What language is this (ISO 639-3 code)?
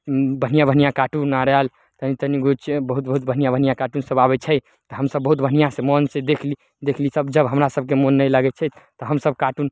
mai